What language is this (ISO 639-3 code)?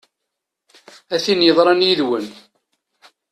kab